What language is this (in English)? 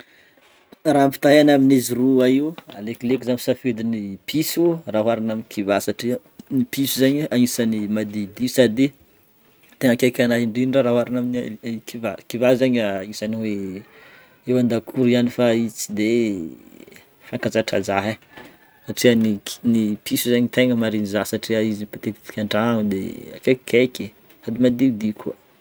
Northern Betsimisaraka Malagasy